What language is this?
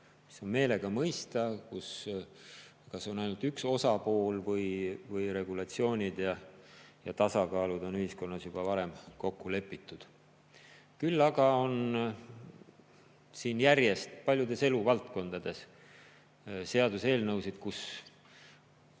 Estonian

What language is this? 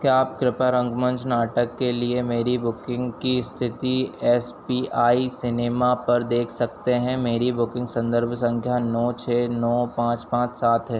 Hindi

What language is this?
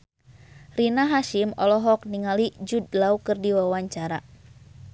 Sundanese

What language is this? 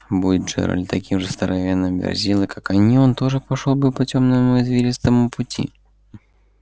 Russian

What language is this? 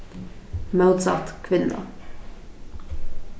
Faroese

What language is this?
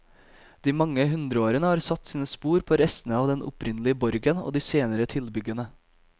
Norwegian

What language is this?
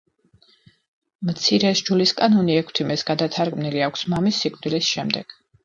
Georgian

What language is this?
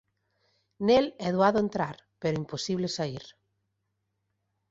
Galician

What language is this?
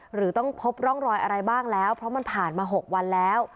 Thai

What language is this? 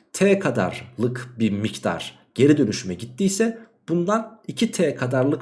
Turkish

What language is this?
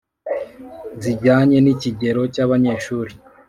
Kinyarwanda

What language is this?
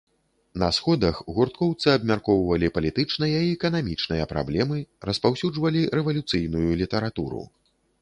Belarusian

